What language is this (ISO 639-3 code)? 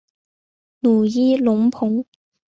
zho